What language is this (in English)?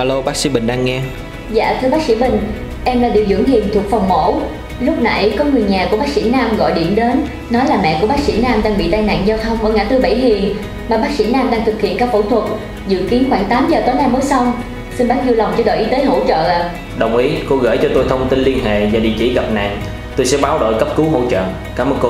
Vietnamese